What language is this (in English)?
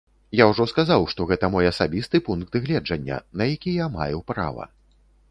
Belarusian